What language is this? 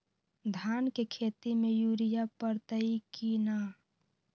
Magahi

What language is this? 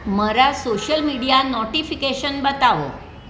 Gujarati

